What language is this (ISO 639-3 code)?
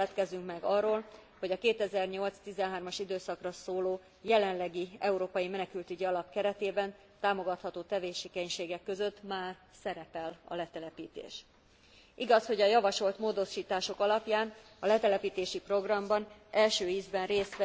hun